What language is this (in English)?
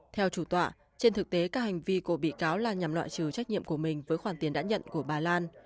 Vietnamese